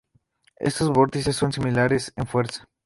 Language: Spanish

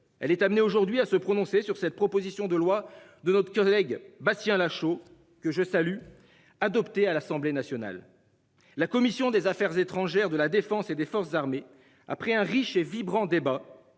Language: French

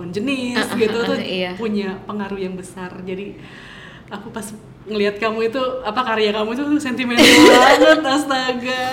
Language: Indonesian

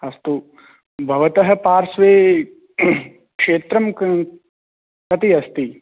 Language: Sanskrit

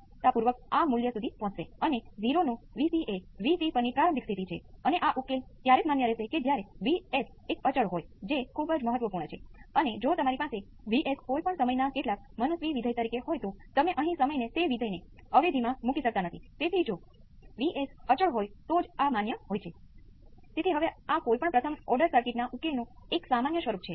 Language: Gujarati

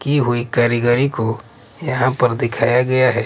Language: Hindi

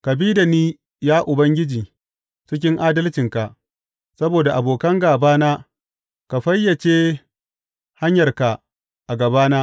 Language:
Hausa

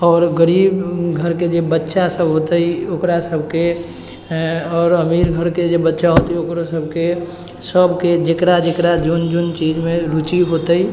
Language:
Maithili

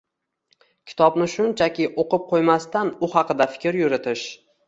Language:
Uzbek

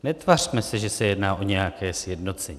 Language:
Czech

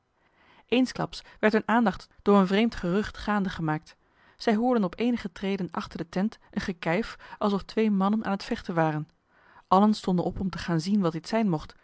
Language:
Dutch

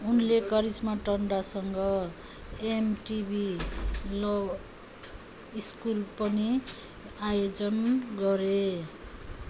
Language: Nepali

